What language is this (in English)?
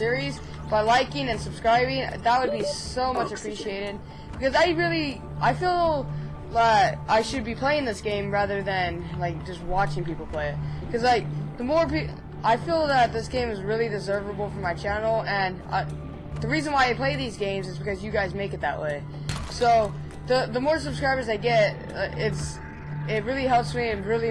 English